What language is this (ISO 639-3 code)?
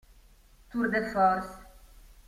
ita